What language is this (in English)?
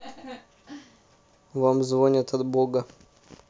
Russian